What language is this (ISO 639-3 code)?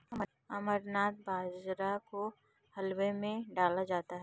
hin